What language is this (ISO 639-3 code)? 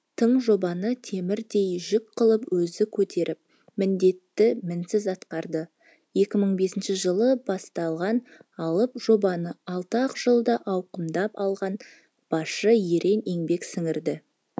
kaz